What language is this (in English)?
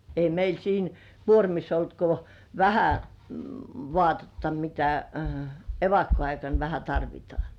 Finnish